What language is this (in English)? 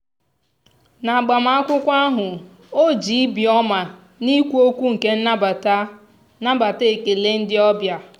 Igbo